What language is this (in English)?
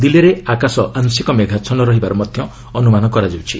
Odia